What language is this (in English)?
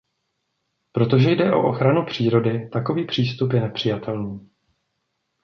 Czech